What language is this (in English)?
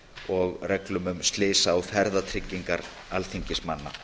Icelandic